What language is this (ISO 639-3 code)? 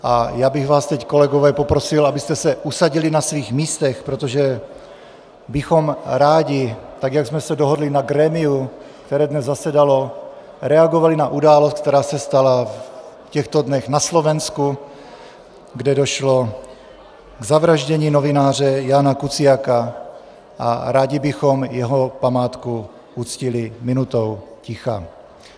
ces